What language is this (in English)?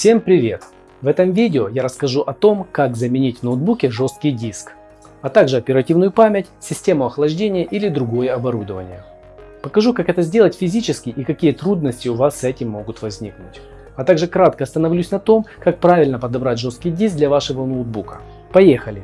Russian